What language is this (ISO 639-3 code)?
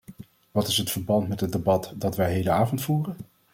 nld